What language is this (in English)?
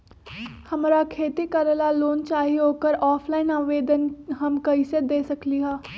Magahi